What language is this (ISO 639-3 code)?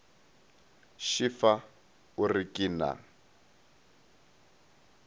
nso